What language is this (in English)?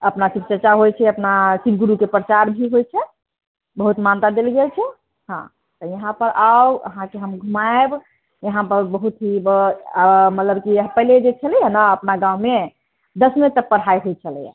Maithili